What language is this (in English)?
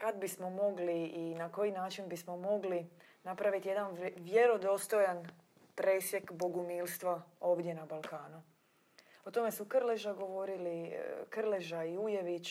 Croatian